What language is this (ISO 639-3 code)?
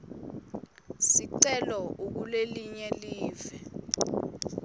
ssw